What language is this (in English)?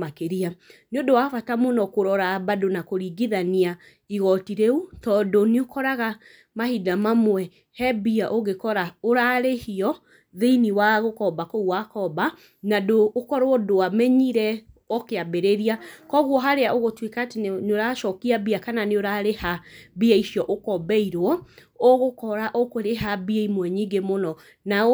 Kikuyu